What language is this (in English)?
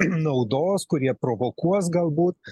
Lithuanian